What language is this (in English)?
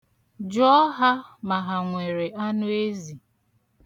Igbo